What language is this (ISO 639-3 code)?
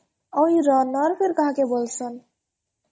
ori